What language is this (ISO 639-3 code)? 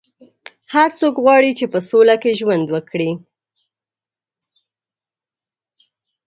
pus